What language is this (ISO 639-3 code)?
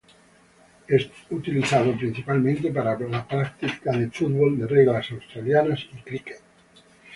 spa